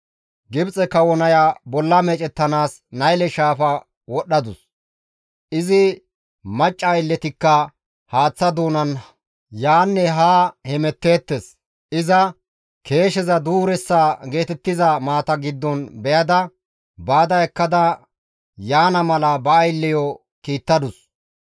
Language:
Gamo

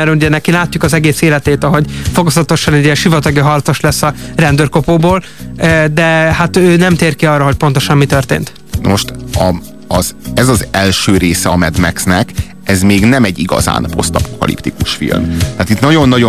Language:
Hungarian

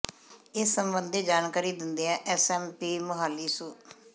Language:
Punjabi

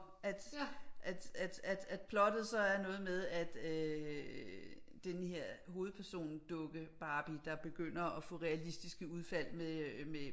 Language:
Danish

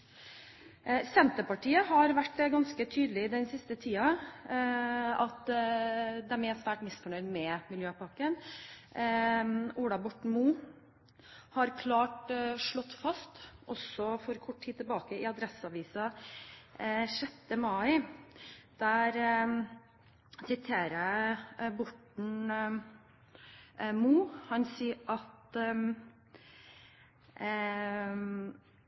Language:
Norwegian Bokmål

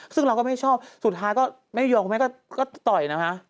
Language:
Thai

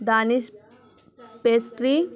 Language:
Urdu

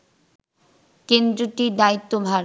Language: Bangla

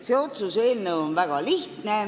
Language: Estonian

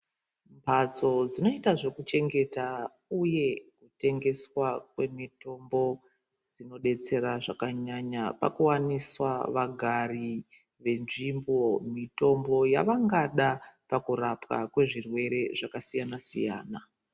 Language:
Ndau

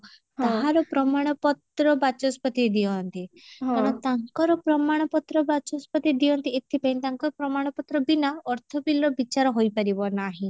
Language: Odia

